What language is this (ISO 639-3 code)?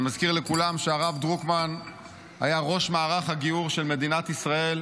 heb